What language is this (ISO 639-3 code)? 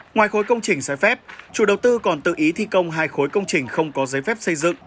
vie